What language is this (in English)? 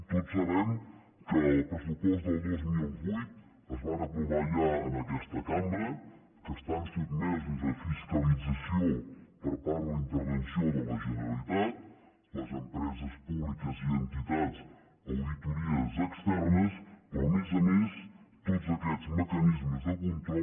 Catalan